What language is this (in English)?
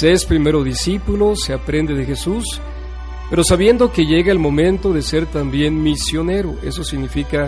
Spanish